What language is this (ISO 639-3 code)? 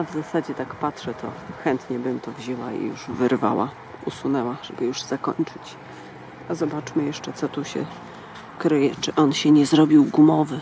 pol